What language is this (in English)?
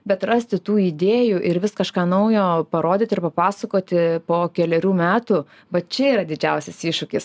Lithuanian